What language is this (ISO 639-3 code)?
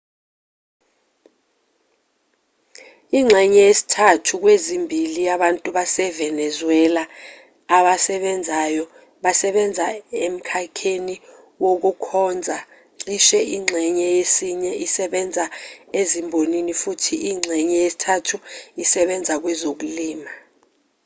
zul